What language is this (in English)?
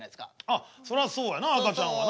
Japanese